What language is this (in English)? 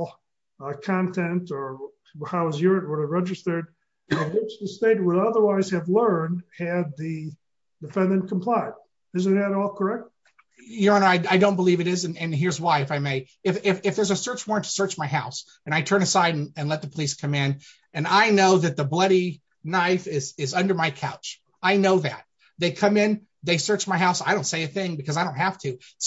English